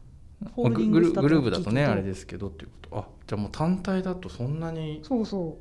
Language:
Japanese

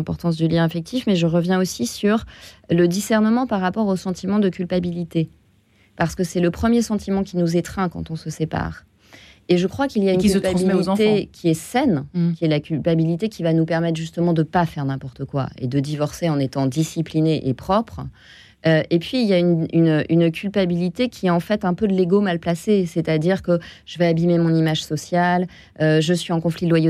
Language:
French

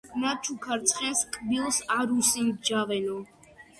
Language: Georgian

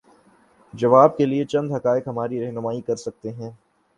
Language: Urdu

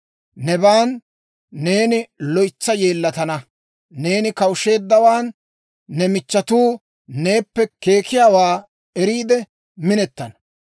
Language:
Dawro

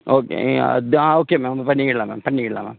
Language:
Tamil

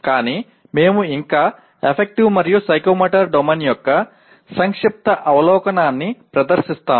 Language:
Telugu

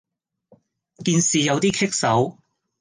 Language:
Cantonese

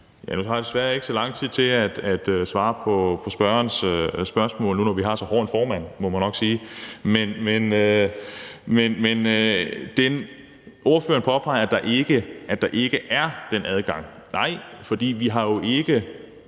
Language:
Danish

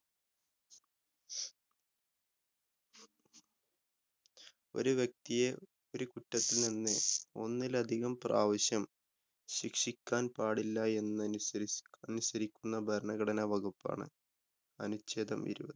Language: Malayalam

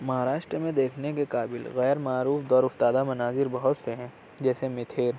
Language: Urdu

